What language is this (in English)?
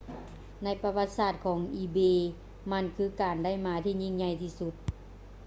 Lao